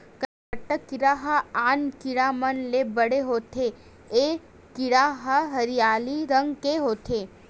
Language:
Chhattisgarhi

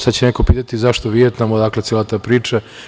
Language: Serbian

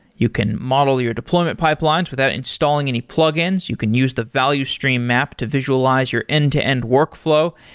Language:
English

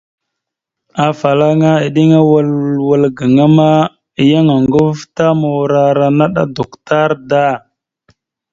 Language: Mada (Cameroon)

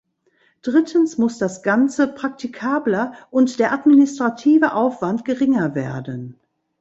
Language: German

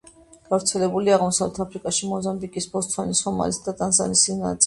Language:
Georgian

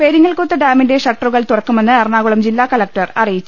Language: Malayalam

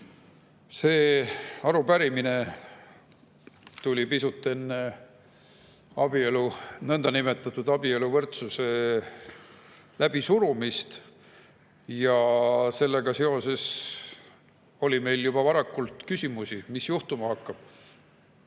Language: Estonian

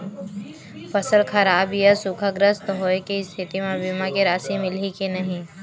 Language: Chhattisgarhi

